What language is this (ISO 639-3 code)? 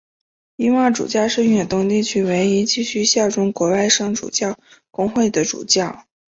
zho